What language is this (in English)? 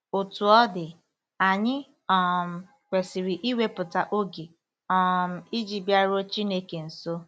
Igbo